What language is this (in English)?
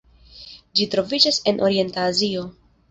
Esperanto